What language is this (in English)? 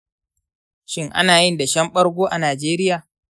Hausa